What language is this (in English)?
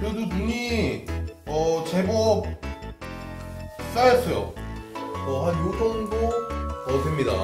Korean